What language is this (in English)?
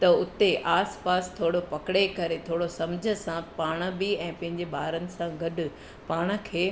Sindhi